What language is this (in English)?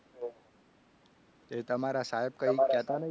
Gujarati